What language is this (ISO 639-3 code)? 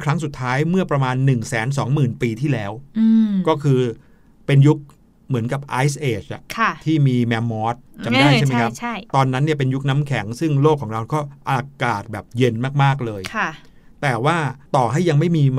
tha